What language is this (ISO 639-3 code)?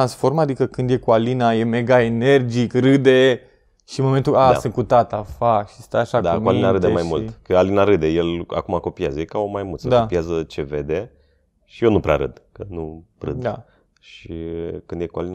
ron